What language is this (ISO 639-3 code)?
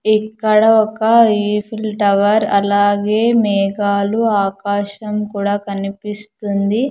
tel